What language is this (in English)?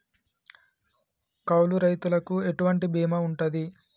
Telugu